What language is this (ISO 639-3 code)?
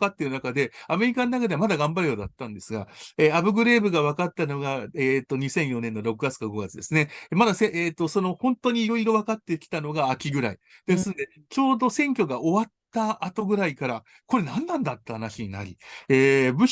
jpn